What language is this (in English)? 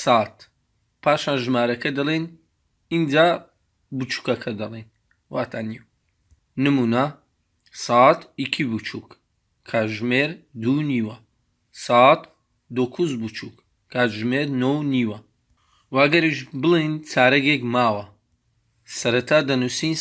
Turkish